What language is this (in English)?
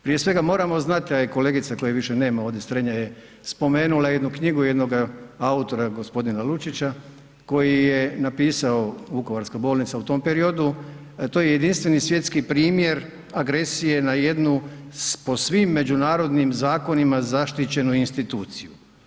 Croatian